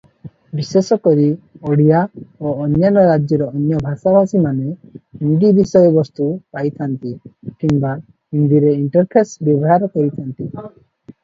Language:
Odia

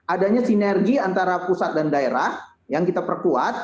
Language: Indonesian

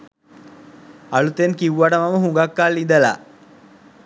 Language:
Sinhala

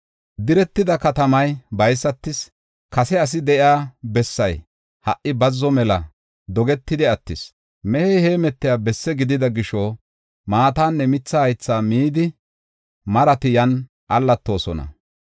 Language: Gofa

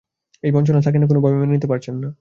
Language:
Bangla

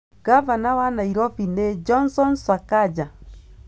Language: Kikuyu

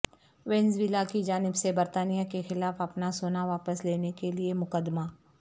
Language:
Urdu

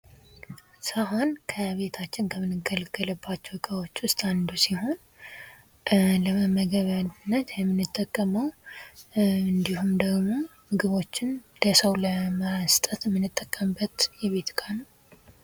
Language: Amharic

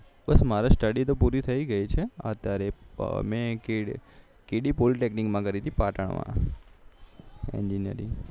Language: Gujarati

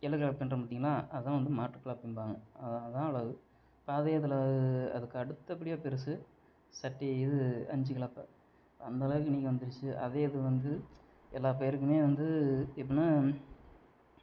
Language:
Tamil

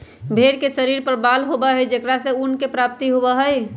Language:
Magahi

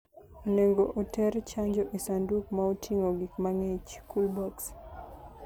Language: Luo (Kenya and Tanzania)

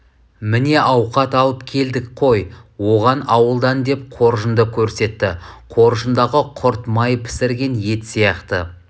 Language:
Kazakh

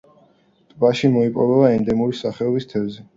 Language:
Georgian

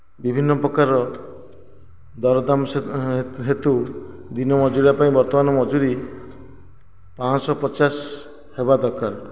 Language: Odia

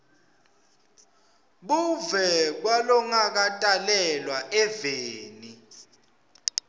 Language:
Swati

